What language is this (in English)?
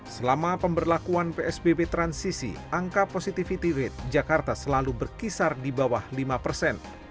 Indonesian